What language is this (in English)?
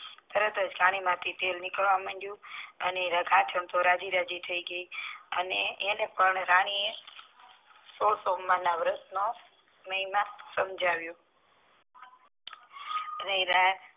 Gujarati